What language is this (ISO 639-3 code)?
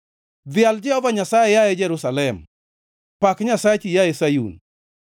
luo